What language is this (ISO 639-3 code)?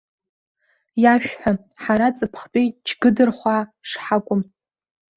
abk